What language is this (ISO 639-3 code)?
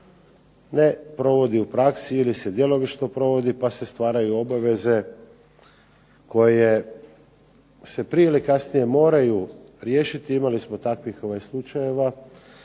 hrv